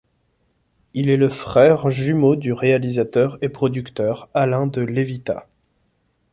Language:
French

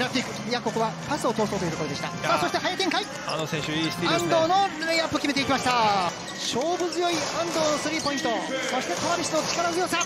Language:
Japanese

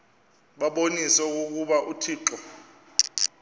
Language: Xhosa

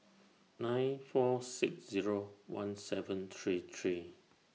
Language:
English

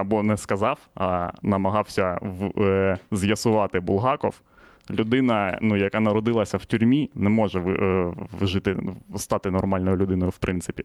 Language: Ukrainian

